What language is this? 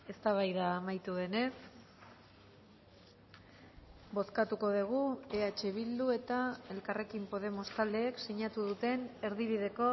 Basque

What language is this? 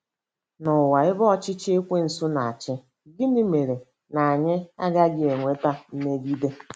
Igbo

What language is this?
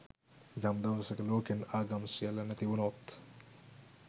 Sinhala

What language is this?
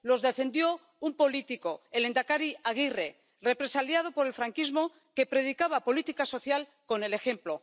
Spanish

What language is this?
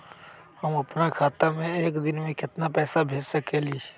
Magahi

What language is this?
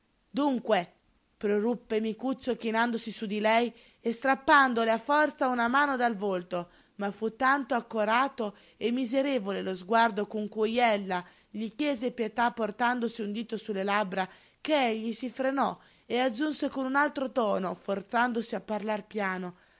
Italian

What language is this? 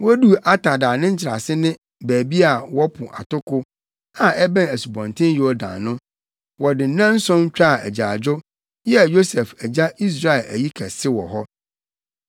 Akan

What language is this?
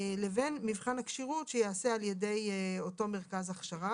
Hebrew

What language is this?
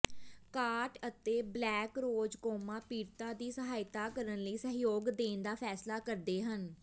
Punjabi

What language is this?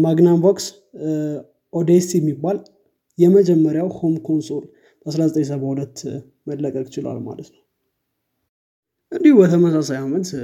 Amharic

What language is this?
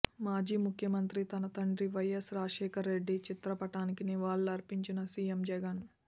Telugu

